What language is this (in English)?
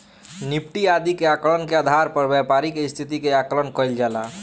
Bhojpuri